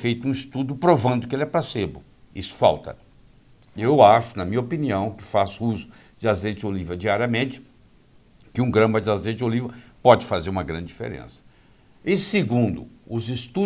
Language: Portuguese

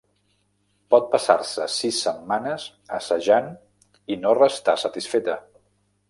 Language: Catalan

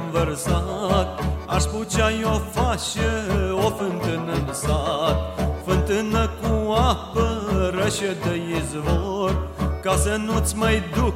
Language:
Romanian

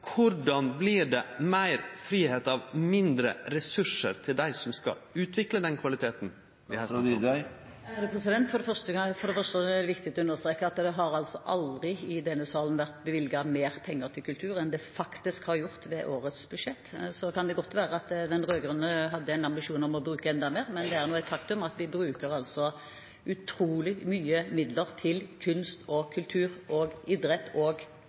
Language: Norwegian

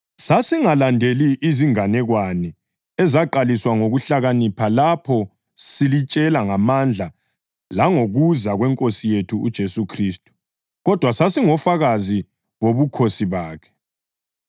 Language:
North Ndebele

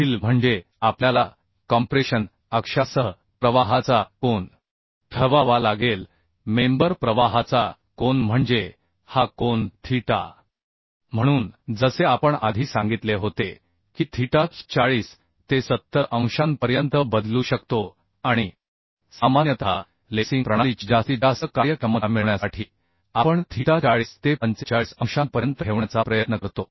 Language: Marathi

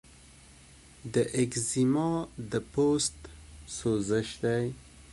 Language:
Pashto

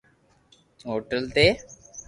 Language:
Loarki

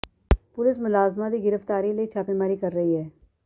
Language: Punjabi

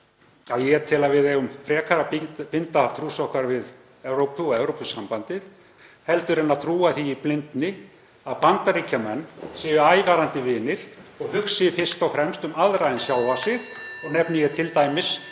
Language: Icelandic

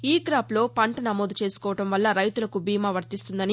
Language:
Telugu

